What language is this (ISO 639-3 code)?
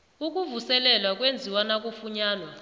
nbl